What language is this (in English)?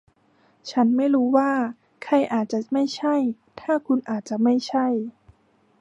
Thai